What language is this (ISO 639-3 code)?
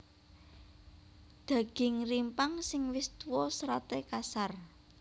jav